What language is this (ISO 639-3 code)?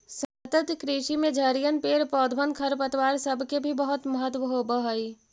mag